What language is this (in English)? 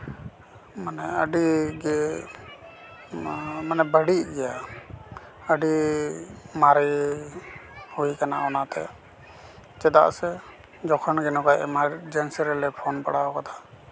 Santali